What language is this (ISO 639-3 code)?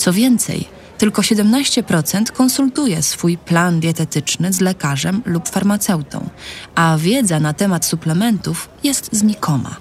pol